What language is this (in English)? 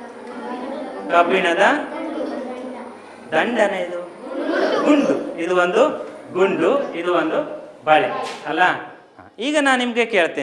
Italian